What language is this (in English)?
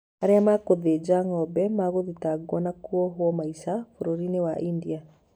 Kikuyu